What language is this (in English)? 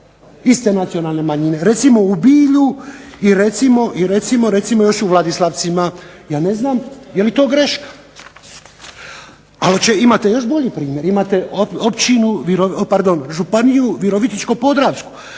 Croatian